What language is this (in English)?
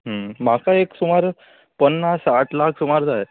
Konkani